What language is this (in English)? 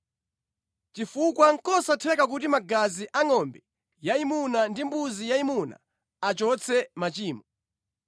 Nyanja